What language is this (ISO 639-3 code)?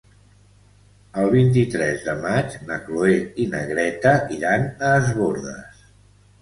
cat